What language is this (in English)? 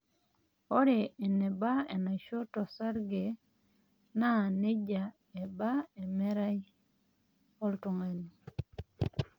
Masai